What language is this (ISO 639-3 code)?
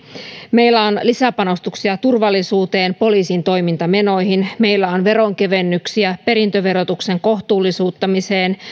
fin